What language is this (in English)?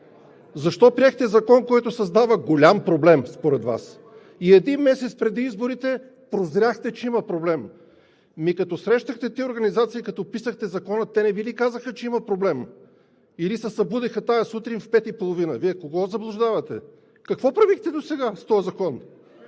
Bulgarian